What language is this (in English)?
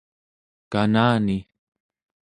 Central Yupik